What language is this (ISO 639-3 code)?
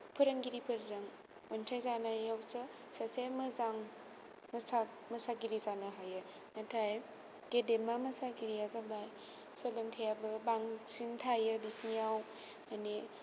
brx